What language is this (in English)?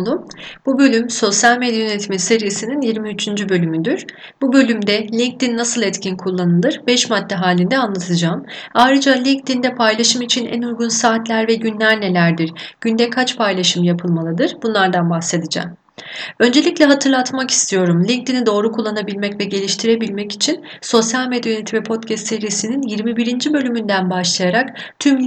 Turkish